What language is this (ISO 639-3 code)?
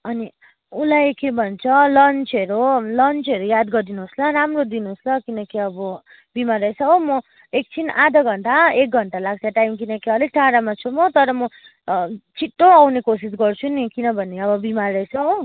nep